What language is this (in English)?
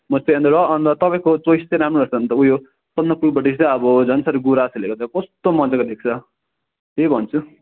Nepali